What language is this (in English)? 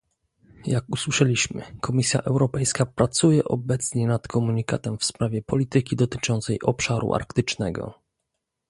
Polish